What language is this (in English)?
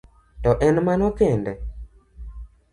Luo (Kenya and Tanzania)